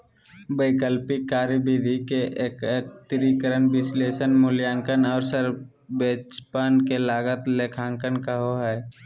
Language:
Magahi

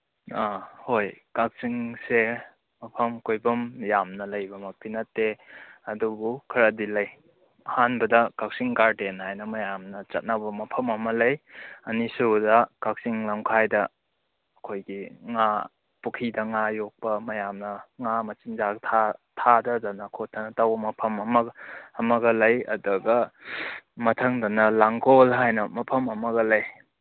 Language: Manipuri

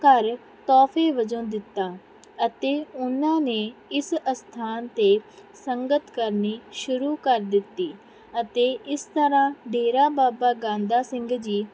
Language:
Punjabi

